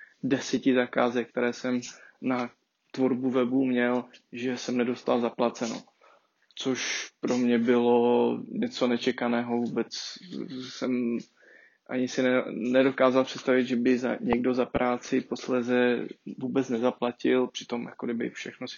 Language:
Czech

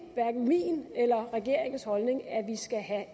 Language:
Danish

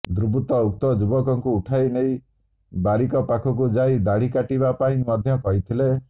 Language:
Odia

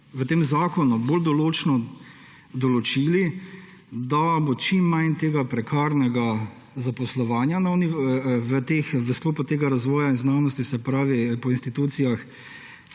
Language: Slovenian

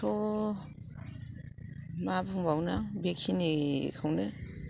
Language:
Bodo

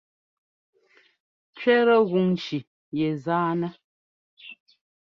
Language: Ngomba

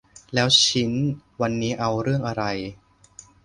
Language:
Thai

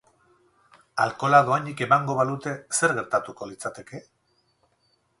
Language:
Basque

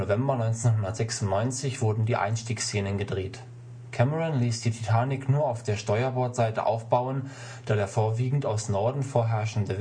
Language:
German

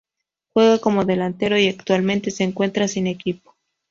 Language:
Spanish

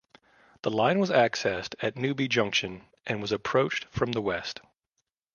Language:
English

